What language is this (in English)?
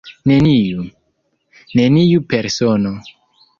Esperanto